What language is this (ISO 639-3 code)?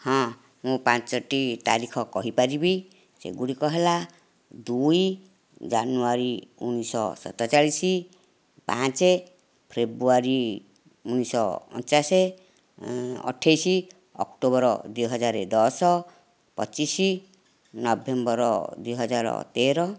ori